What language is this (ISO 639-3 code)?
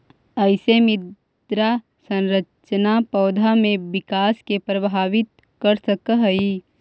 mag